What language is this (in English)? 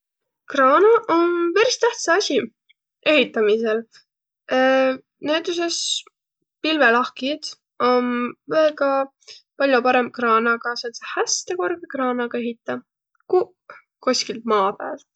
Võro